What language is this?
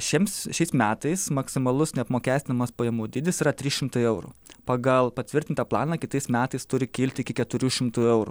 Lithuanian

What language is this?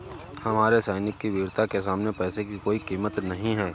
Hindi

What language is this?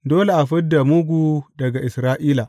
Hausa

